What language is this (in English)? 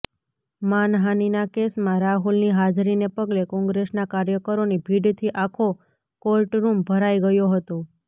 Gujarati